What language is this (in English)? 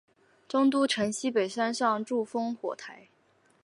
Chinese